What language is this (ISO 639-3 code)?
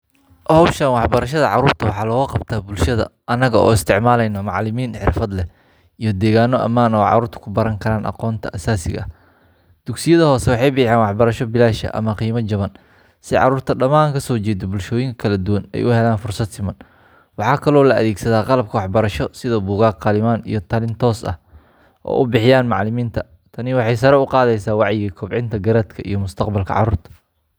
som